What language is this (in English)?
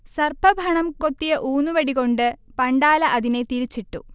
Malayalam